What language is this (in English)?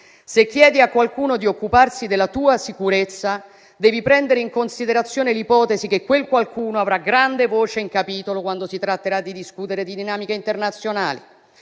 Italian